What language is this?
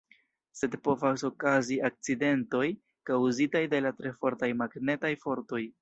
Esperanto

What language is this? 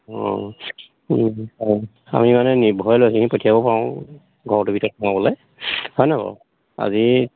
Assamese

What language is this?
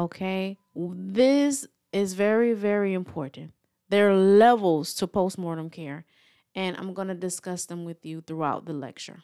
English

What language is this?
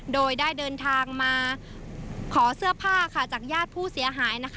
Thai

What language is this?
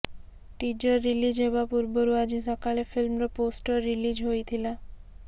Odia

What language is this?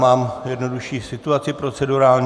Czech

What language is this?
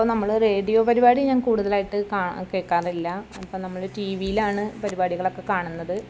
Malayalam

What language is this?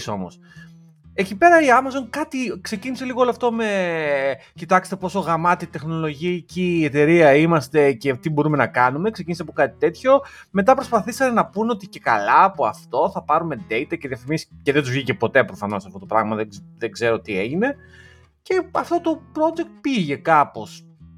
Greek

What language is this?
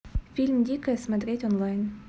Russian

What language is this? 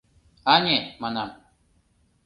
Mari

